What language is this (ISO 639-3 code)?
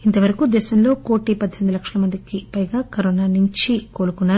tel